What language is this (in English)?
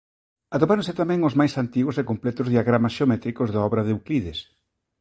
Galician